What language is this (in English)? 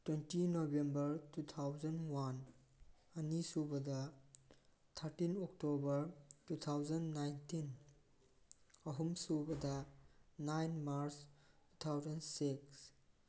Manipuri